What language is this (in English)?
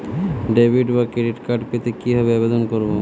Bangla